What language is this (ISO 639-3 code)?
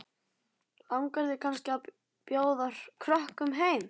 isl